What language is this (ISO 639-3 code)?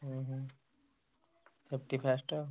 ori